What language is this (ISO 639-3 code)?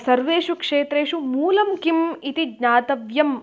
san